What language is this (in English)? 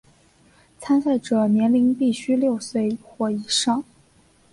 Chinese